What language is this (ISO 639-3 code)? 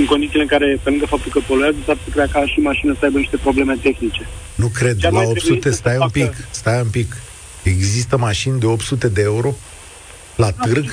ron